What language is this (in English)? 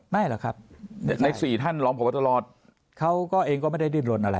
Thai